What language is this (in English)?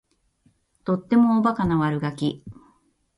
Japanese